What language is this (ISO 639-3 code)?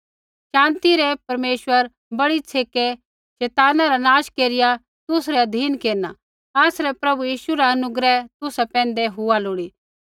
kfx